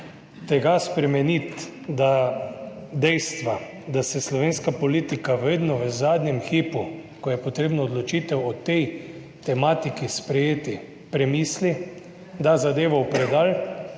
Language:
Slovenian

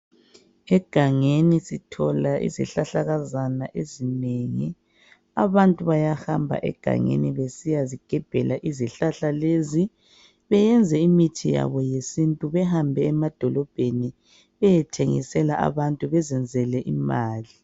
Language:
North Ndebele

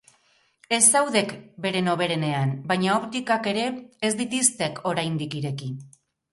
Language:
Basque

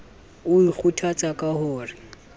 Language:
Southern Sotho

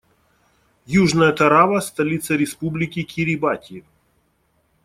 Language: Russian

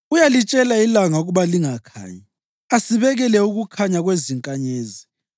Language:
North Ndebele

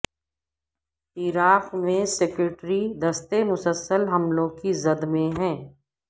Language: Urdu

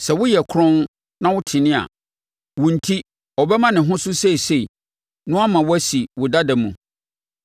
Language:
Akan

